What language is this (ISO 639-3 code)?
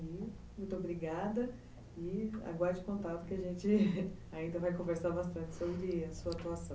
por